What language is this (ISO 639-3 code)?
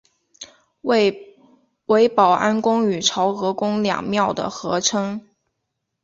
zho